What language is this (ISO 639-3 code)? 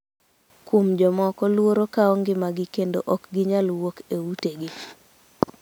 luo